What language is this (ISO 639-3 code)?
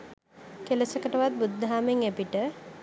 sin